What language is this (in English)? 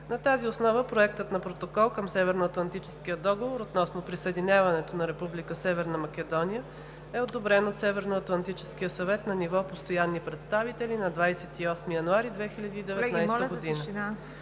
Bulgarian